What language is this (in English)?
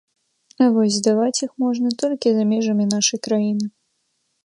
Belarusian